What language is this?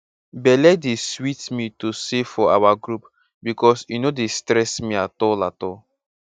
Nigerian Pidgin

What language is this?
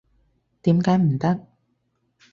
Cantonese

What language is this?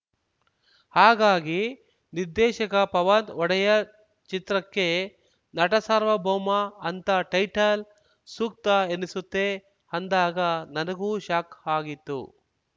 Kannada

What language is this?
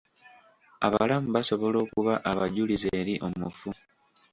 Ganda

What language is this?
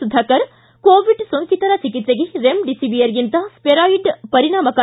Kannada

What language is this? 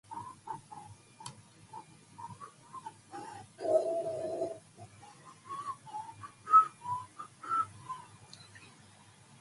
English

